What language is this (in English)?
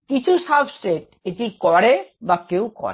Bangla